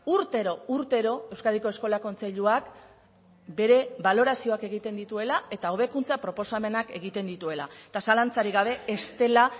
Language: Basque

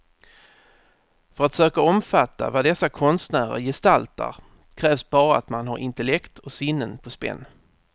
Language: Swedish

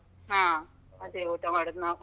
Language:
Kannada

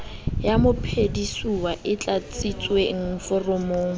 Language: Southern Sotho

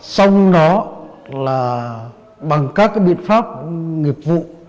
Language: Vietnamese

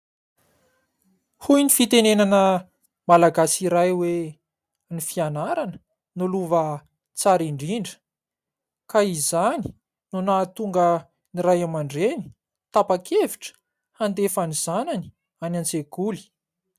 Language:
Malagasy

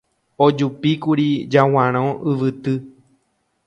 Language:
Guarani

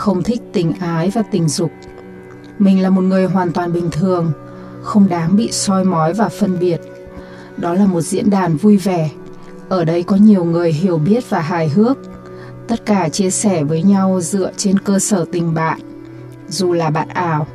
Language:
Vietnamese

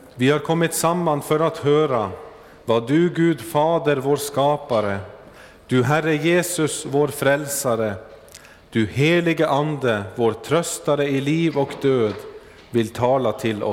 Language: Swedish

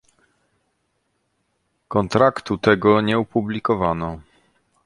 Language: Polish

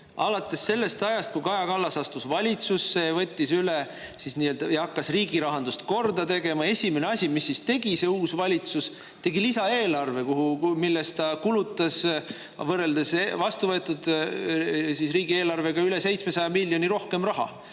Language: Estonian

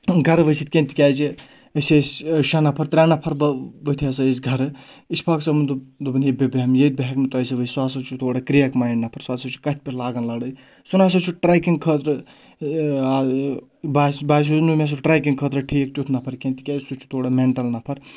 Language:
Kashmiri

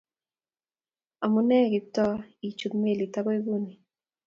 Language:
Kalenjin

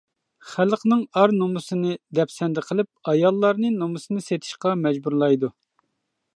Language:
Uyghur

